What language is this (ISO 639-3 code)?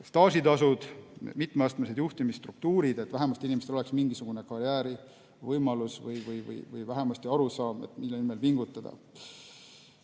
est